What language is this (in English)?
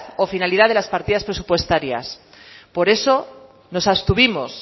Spanish